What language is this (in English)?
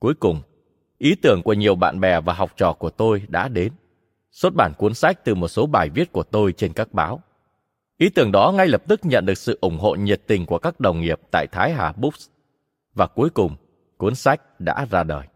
Vietnamese